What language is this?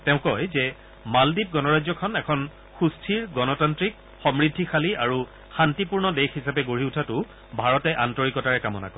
Assamese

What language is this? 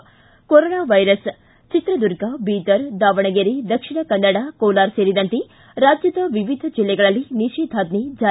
Kannada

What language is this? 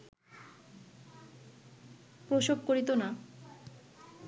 Bangla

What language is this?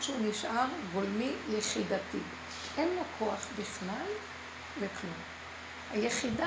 Hebrew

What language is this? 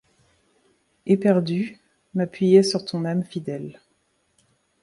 French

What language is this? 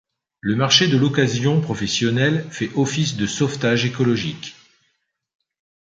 French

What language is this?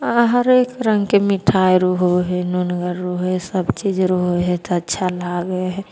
Maithili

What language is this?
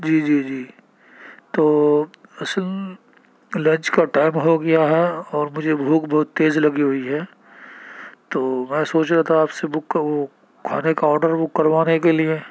Urdu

